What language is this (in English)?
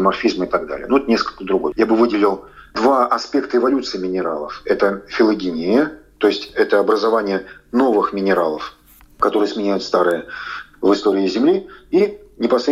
Russian